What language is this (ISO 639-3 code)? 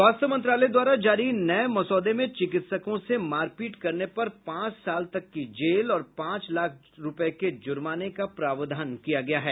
hin